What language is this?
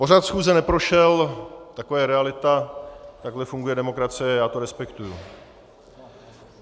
Czech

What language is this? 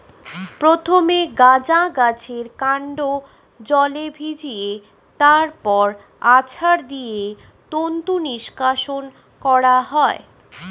Bangla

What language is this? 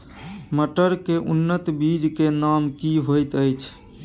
Maithili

